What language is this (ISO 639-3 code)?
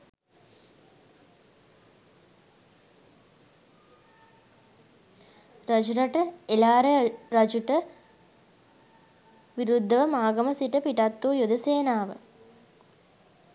sin